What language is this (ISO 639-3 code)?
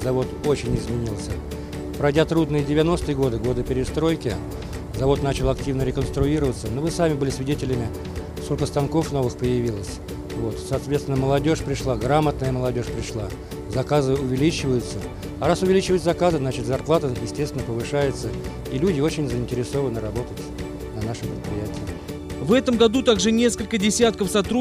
rus